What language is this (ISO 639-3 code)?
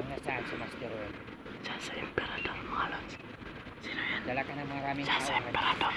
fil